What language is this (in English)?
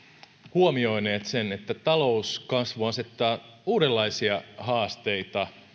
Finnish